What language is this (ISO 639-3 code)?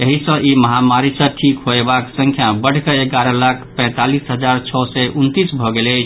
mai